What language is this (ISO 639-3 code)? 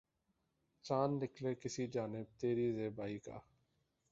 urd